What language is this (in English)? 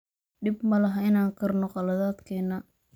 Somali